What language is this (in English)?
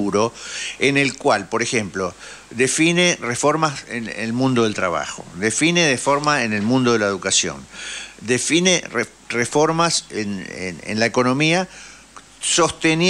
Spanish